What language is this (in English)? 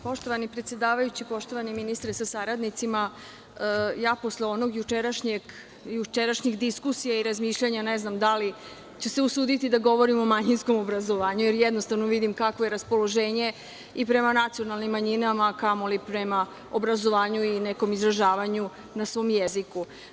Serbian